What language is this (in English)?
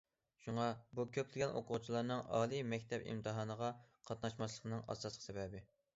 Uyghur